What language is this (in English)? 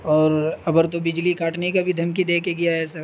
Urdu